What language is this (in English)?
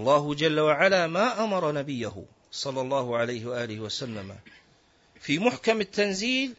Arabic